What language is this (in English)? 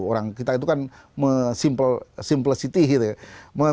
Indonesian